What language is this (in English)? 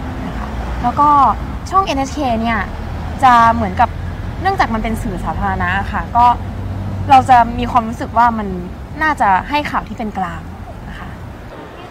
Thai